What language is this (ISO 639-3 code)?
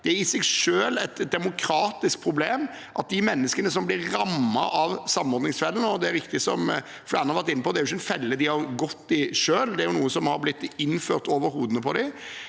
nor